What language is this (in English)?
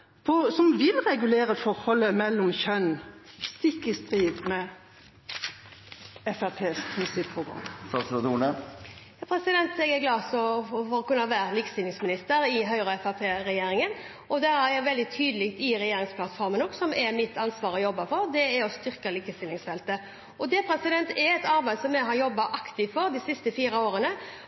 Norwegian Bokmål